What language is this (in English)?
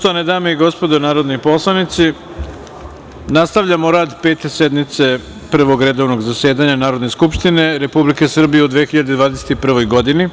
Serbian